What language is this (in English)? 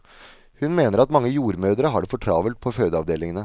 Norwegian